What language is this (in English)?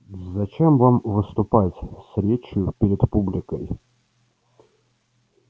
Russian